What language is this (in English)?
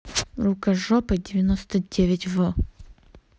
Russian